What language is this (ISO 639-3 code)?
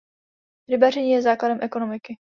ces